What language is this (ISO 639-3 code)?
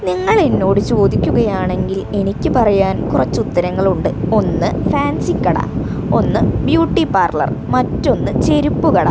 mal